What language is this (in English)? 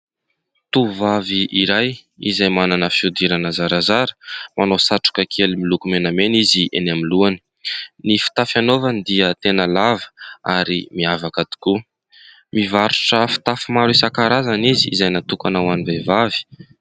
Malagasy